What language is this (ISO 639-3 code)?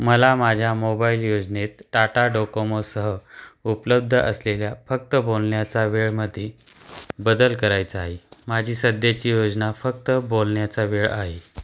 mar